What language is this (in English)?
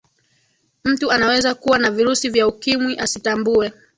Swahili